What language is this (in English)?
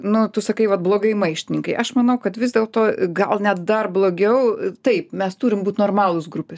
Lithuanian